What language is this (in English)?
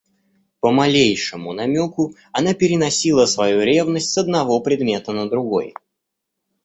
Russian